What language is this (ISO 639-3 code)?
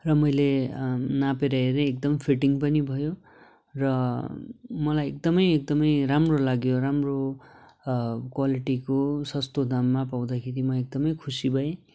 nep